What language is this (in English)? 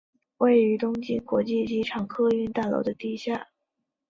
Chinese